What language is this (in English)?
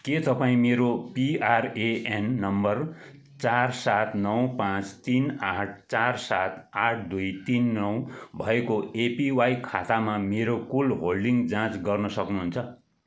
Nepali